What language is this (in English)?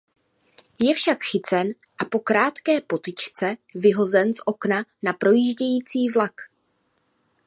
Czech